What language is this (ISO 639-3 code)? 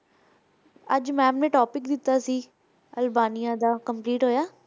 pan